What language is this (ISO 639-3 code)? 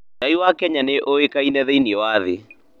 kik